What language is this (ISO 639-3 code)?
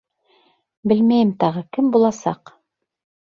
bak